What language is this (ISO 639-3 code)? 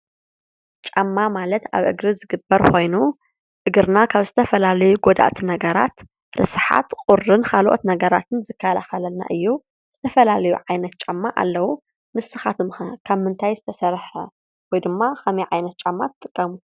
tir